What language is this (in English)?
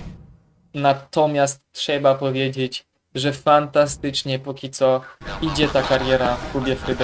Polish